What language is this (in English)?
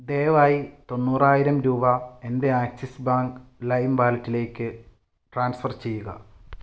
Malayalam